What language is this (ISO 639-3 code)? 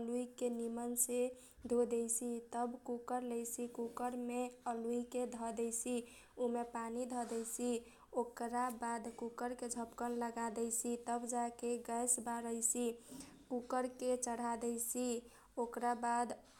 thq